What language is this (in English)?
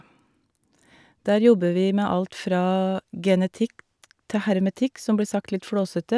Norwegian